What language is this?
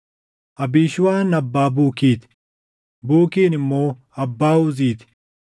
Oromo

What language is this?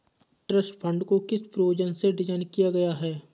Hindi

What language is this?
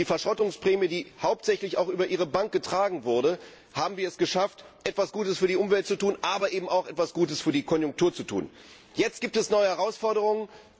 German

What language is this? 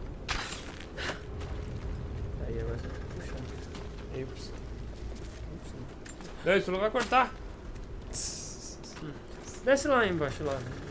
Portuguese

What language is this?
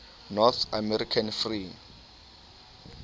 Southern Sotho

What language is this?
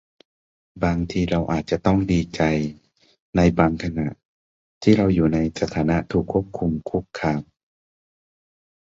Thai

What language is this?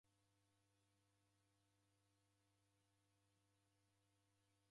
Taita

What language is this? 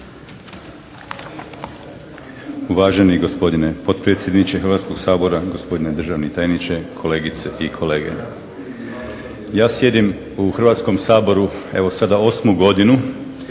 Croatian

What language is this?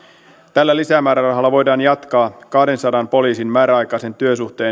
Finnish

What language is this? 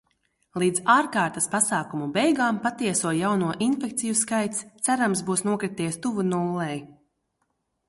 Latvian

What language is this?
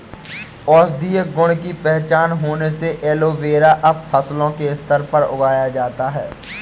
Hindi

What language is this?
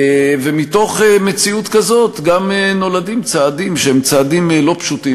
Hebrew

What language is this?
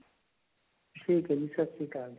Punjabi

